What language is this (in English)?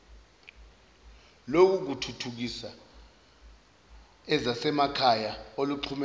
Zulu